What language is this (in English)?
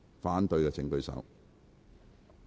Cantonese